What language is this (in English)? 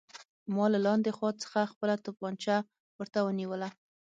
Pashto